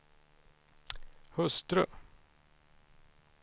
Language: Swedish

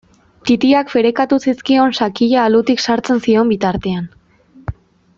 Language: Basque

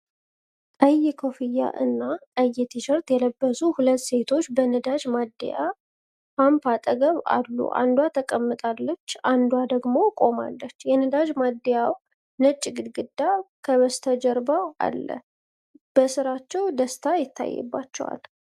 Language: Amharic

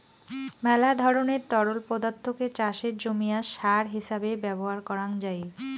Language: Bangla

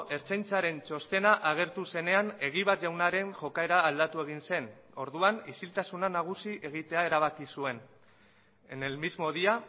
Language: Basque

